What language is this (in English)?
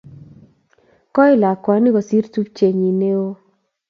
Kalenjin